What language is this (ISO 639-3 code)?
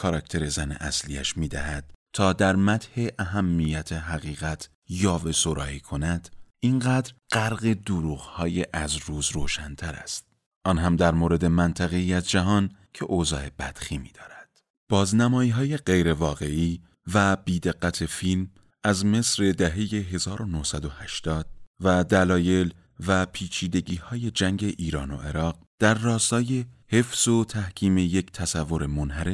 fas